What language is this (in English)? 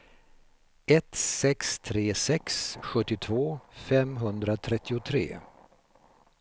Swedish